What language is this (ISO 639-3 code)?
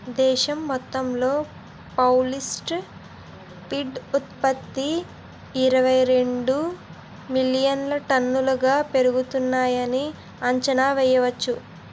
tel